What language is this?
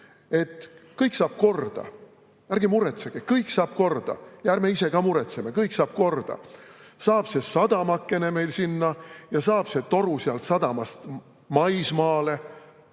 Estonian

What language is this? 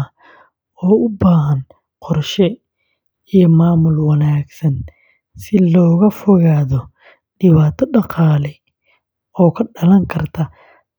Somali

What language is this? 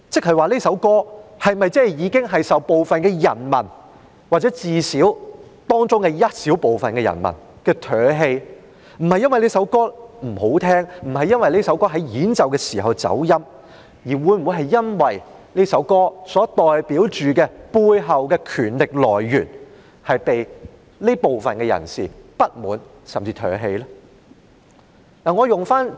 Cantonese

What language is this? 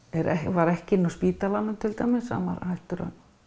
Icelandic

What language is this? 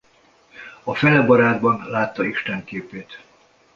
Hungarian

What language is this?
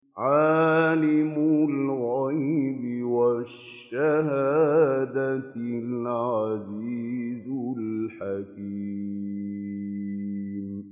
Arabic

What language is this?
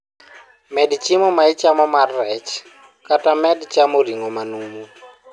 Luo (Kenya and Tanzania)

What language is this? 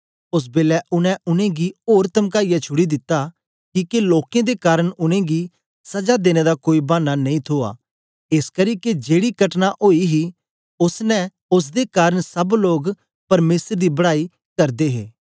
Dogri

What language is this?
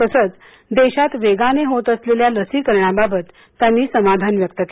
Marathi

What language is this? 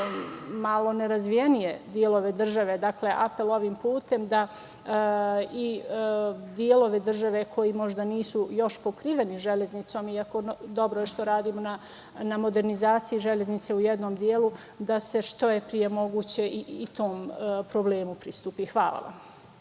Serbian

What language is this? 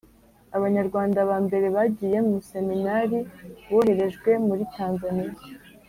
Kinyarwanda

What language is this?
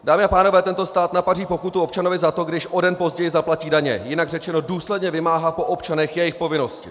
Czech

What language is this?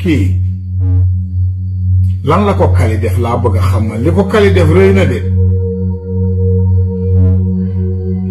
Arabic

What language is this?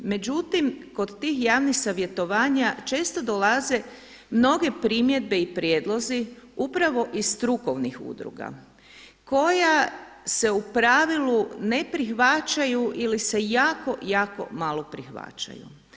Croatian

